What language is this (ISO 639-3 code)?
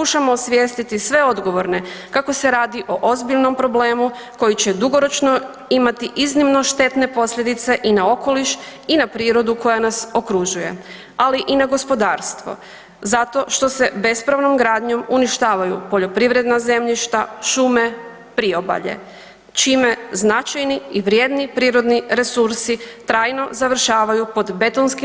hrv